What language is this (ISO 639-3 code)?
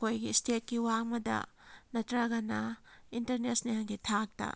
mni